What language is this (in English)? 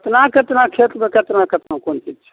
Maithili